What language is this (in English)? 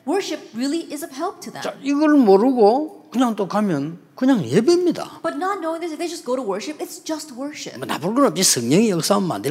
Korean